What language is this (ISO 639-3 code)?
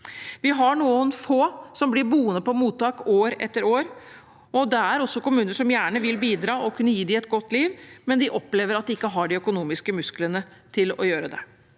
nor